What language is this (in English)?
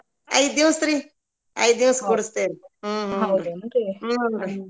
Kannada